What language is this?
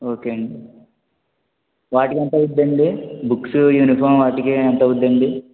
Telugu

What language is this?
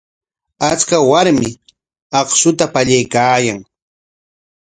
Corongo Ancash Quechua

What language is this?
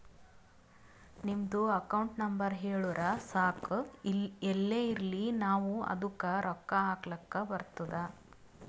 Kannada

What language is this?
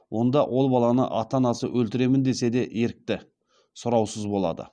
Kazakh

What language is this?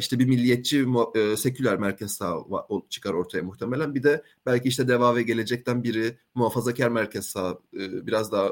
Turkish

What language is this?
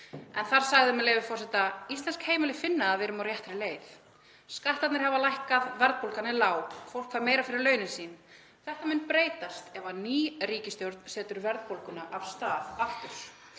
Icelandic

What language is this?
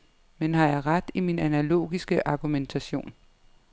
Danish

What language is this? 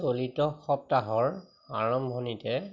Assamese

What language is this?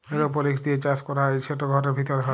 Bangla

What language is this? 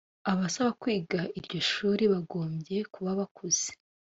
Kinyarwanda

